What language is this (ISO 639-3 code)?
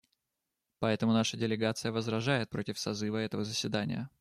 rus